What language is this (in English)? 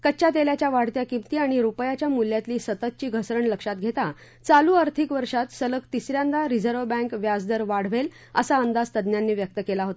Marathi